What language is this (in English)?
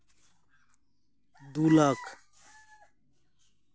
Santali